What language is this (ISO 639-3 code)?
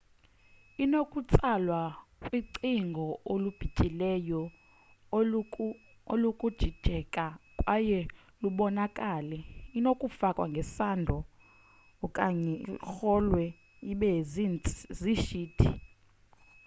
xho